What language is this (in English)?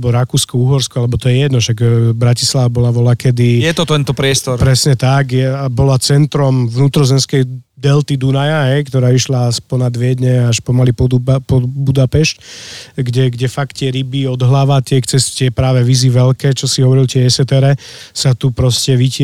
Slovak